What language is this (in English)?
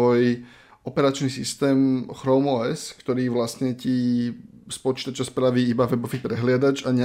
Slovak